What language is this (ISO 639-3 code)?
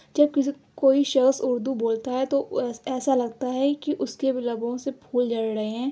urd